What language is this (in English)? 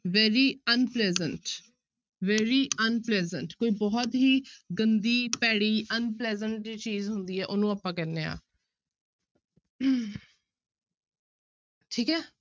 Punjabi